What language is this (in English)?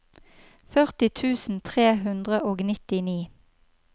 Norwegian